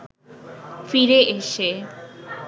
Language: Bangla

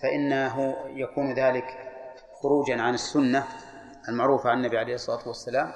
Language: Arabic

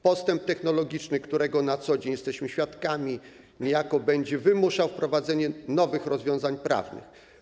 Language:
Polish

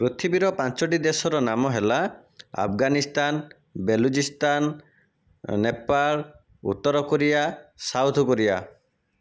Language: Odia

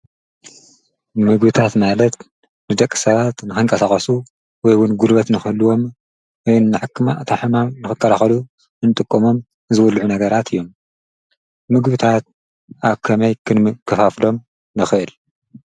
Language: Tigrinya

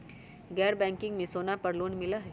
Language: Magahi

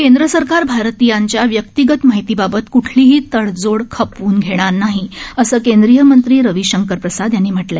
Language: Marathi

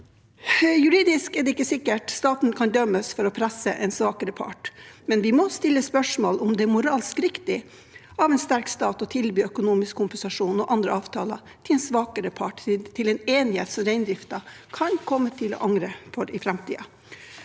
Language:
Norwegian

